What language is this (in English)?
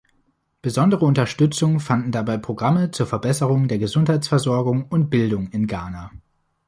German